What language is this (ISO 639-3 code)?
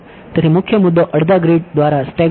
guj